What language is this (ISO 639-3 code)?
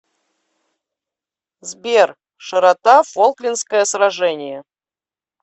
rus